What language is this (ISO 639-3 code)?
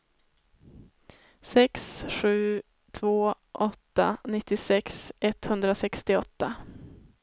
swe